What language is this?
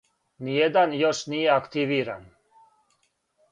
Serbian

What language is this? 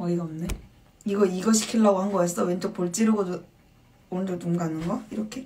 Korean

